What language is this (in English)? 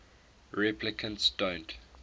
English